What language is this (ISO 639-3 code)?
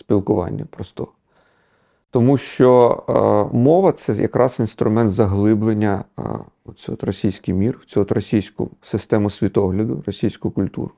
ukr